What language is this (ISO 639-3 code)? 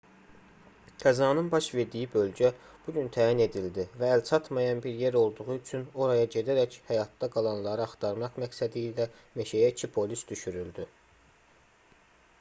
aze